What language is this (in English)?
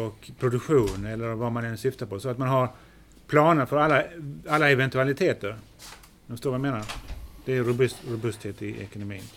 Swedish